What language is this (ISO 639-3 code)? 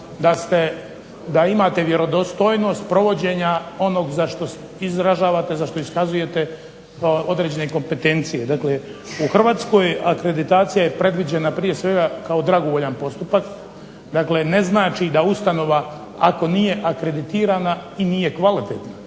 hrv